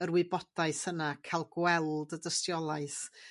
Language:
Welsh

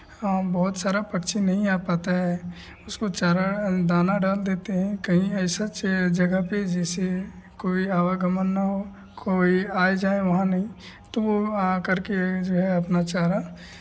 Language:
Hindi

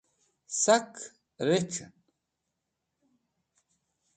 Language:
Wakhi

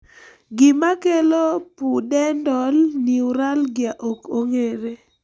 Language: Luo (Kenya and Tanzania)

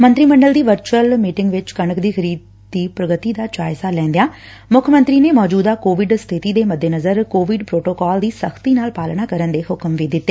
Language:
Punjabi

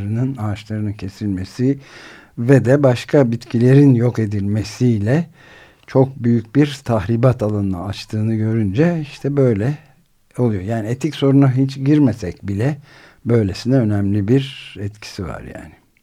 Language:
Turkish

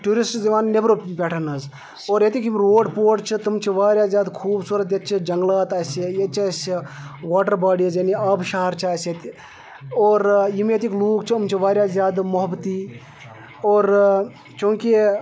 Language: Kashmiri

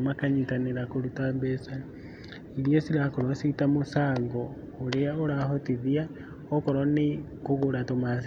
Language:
Kikuyu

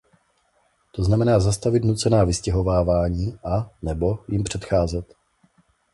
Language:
Czech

